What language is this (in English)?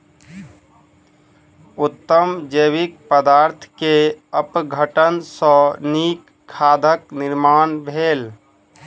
Maithili